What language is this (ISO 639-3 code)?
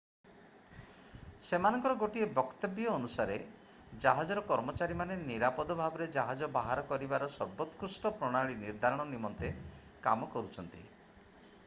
ori